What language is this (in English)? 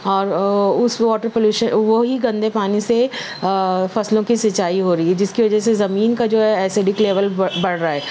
Urdu